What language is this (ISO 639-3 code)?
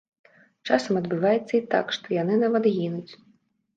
bel